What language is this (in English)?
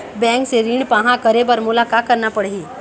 Chhattisgarhi